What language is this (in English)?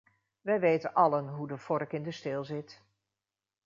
Dutch